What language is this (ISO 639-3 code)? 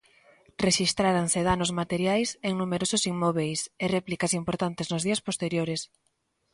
glg